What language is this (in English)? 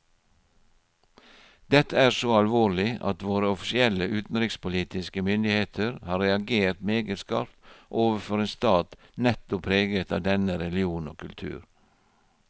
Norwegian